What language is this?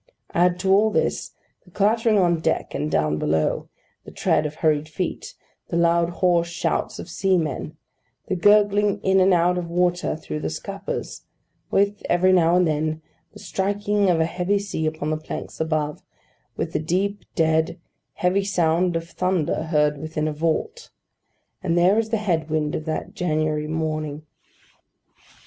English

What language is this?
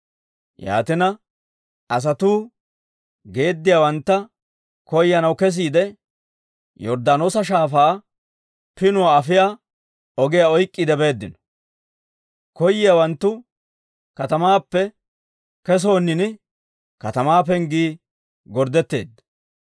Dawro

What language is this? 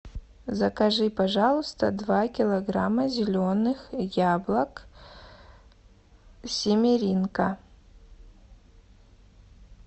Russian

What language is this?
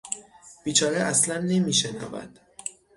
Persian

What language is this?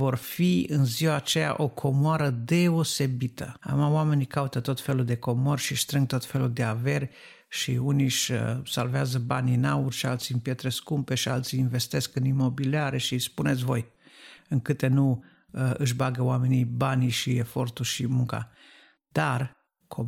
Romanian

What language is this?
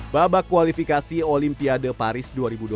Indonesian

